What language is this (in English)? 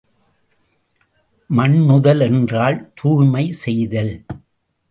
Tamil